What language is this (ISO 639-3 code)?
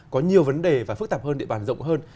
vie